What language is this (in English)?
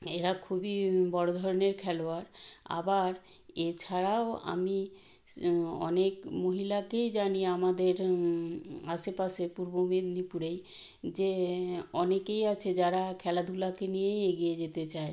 Bangla